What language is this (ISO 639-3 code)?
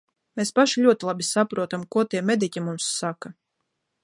lav